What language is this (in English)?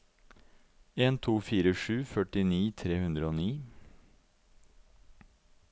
Norwegian